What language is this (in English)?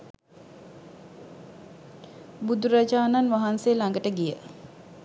Sinhala